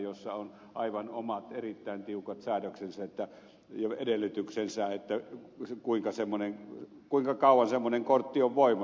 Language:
Finnish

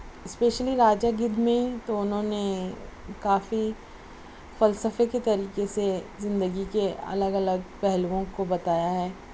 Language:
Urdu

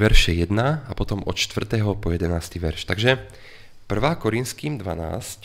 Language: Slovak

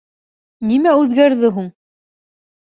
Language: Bashkir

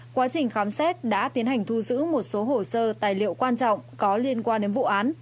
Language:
Vietnamese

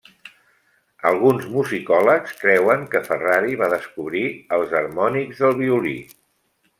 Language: Catalan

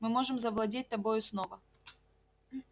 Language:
Russian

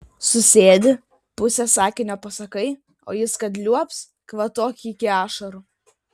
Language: Lithuanian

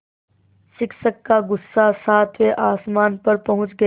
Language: Hindi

